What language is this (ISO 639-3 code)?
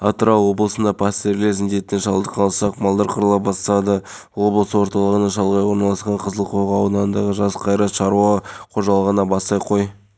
kaz